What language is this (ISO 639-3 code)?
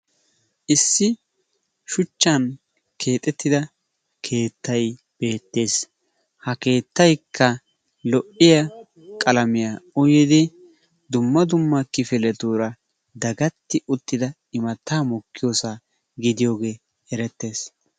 wal